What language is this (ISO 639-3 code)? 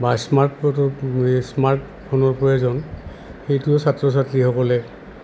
asm